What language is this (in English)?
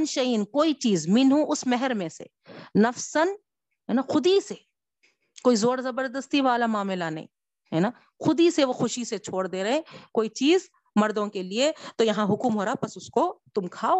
Urdu